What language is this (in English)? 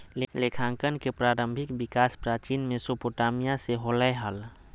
Magahi